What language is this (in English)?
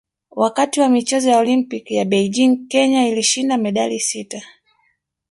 Swahili